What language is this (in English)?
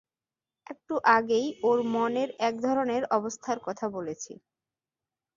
Bangla